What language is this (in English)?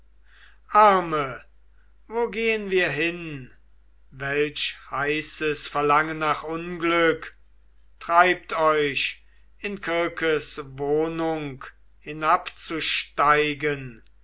German